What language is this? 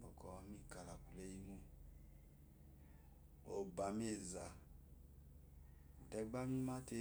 Eloyi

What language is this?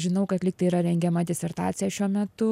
Lithuanian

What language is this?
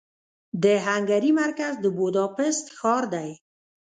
Pashto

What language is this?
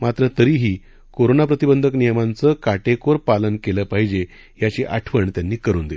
Marathi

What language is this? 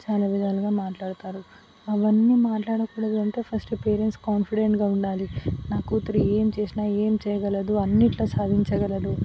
Telugu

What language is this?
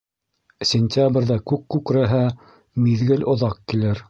Bashkir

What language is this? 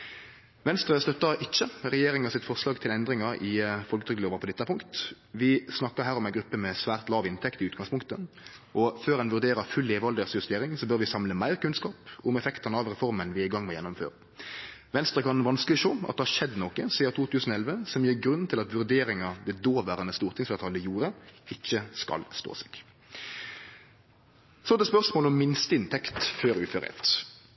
Norwegian Nynorsk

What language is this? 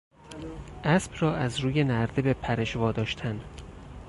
Persian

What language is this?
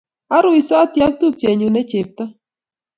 Kalenjin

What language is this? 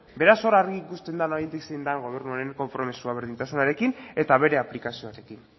Basque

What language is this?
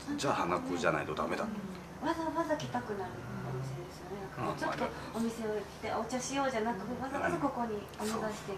Japanese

